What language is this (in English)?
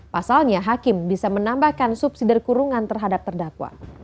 Indonesian